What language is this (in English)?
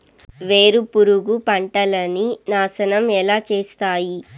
Telugu